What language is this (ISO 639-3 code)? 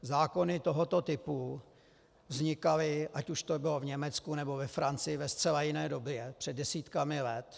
ces